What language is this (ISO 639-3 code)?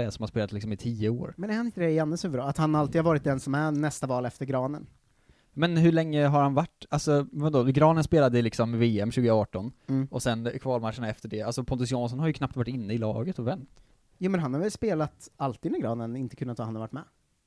swe